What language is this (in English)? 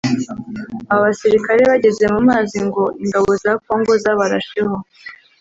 Kinyarwanda